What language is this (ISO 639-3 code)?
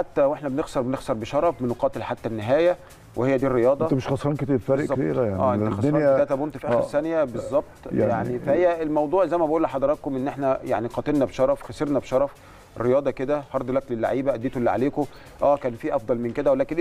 ara